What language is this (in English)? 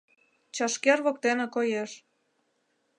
Mari